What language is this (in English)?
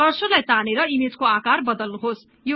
Nepali